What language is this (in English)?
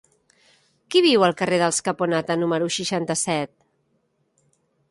Catalan